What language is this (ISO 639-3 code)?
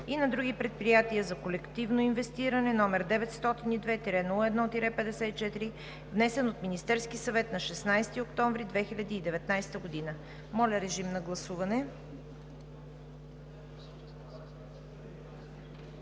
bul